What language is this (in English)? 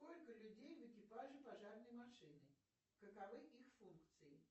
Russian